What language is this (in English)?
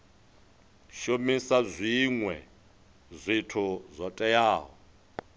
Venda